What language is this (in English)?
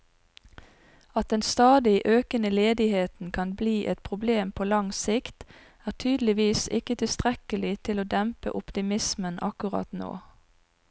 Norwegian